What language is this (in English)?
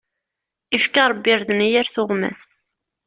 Kabyle